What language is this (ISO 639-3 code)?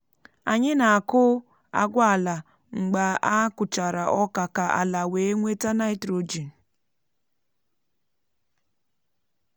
ibo